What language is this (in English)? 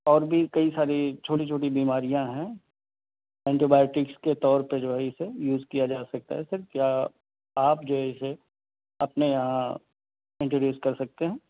Urdu